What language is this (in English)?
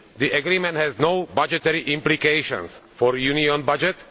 English